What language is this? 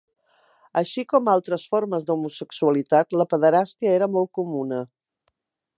Catalan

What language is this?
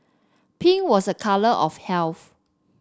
English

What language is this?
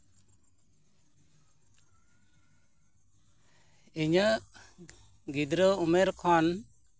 Santali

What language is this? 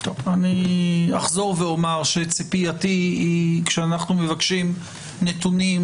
Hebrew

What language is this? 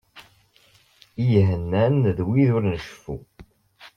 Kabyle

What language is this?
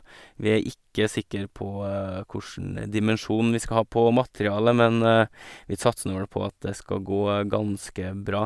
Norwegian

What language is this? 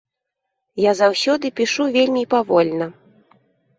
Belarusian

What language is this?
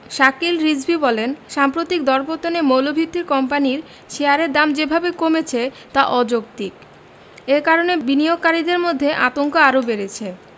Bangla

